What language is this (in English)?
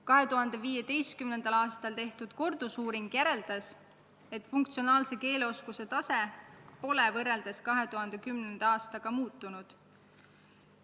Estonian